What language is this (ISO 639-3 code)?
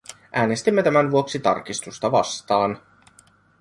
fin